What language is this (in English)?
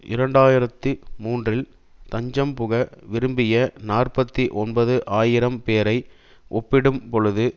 Tamil